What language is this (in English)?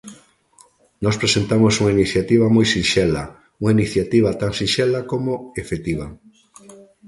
Galician